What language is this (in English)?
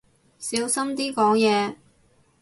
Cantonese